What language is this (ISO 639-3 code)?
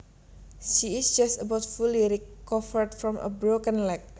jav